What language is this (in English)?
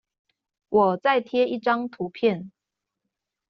Chinese